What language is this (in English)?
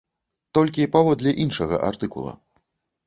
Belarusian